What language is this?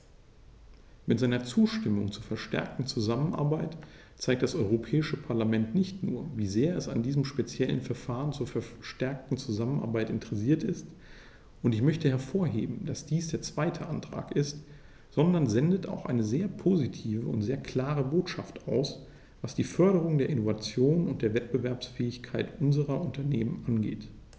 German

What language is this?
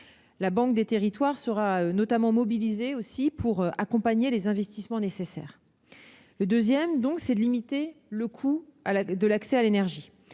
French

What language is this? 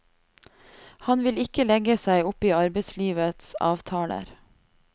Norwegian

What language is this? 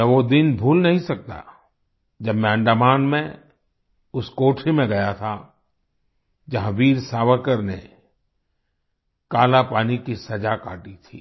Hindi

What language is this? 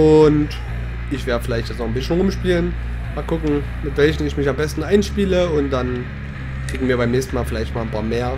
German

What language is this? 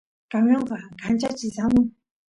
Santiago del Estero Quichua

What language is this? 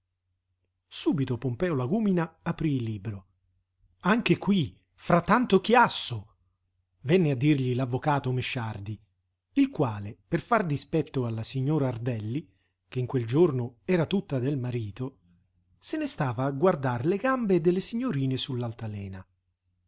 Italian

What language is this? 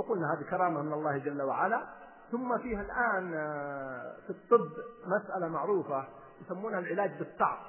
Arabic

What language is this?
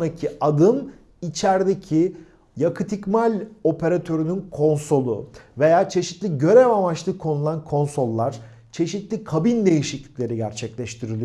Turkish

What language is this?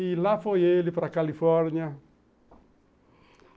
Portuguese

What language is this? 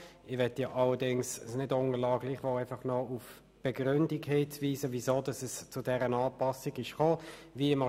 Swiss German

